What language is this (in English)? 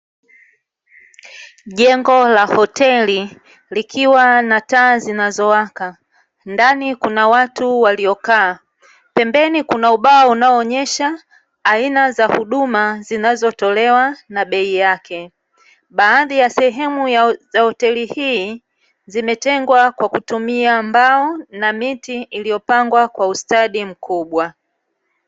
Swahili